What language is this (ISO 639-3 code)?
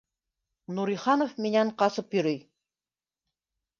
bak